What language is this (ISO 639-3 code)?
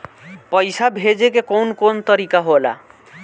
bho